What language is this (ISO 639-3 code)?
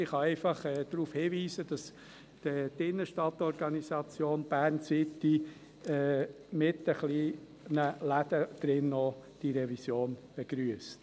gsw